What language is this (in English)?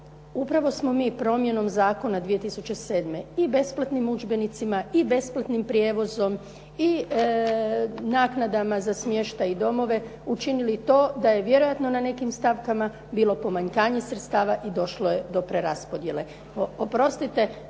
Croatian